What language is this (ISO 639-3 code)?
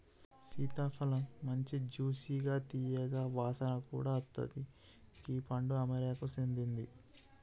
tel